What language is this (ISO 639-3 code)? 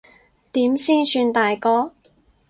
yue